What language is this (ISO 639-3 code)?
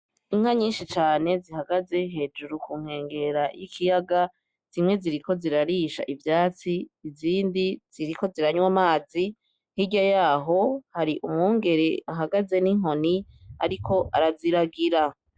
run